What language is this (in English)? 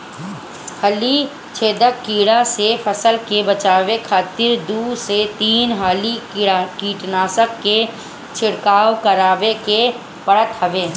Bhojpuri